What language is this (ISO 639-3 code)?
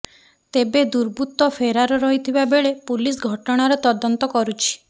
ori